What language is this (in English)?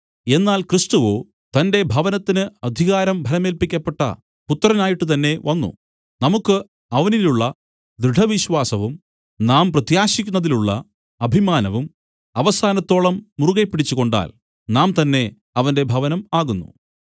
Malayalam